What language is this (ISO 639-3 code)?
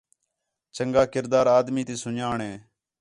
xhe